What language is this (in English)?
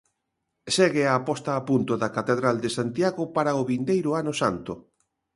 Galician